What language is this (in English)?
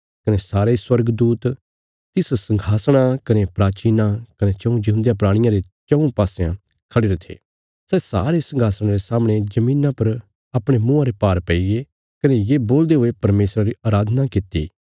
Bilaspuri